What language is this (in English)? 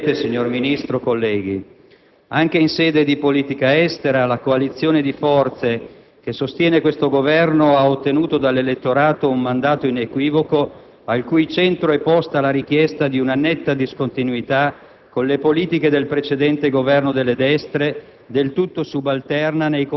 Italian